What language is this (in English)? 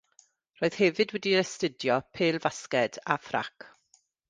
Welsh